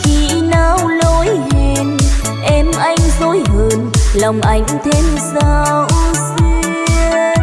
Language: Vietnamese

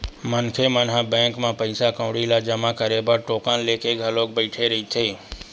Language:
Chhattisgarhi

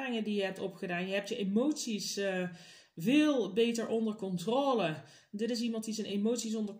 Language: Dutch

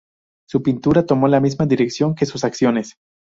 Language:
Spanish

